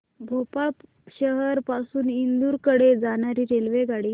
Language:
Marathi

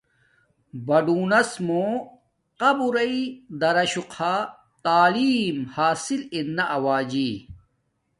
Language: Domaaki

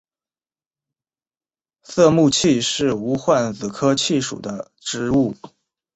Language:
Chinese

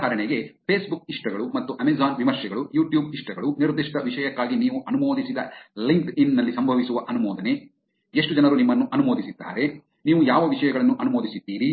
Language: Kannada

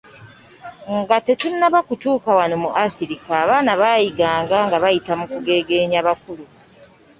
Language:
Ganda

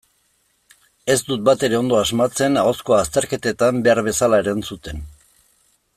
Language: Basque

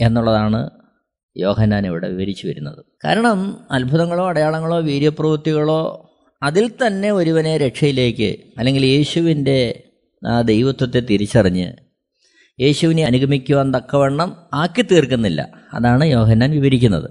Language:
Malayalam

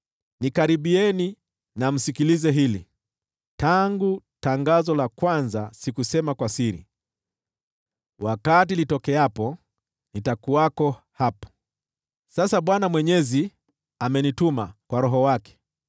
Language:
Swahili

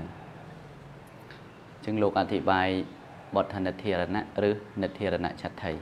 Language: Thai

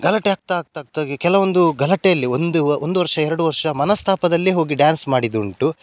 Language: Kannada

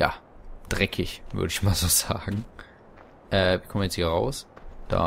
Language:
German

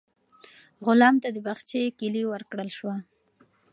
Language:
Pashto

